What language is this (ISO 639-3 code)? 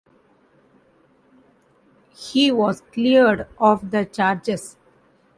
eng